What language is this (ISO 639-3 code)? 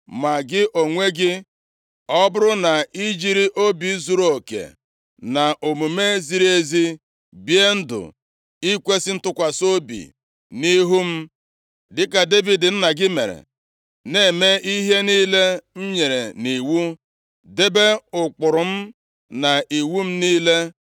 ibo